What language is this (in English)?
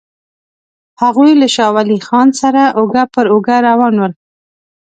Pashto